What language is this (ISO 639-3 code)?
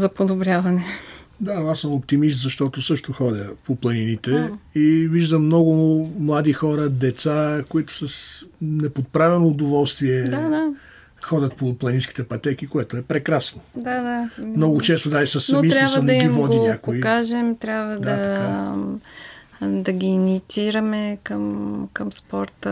bul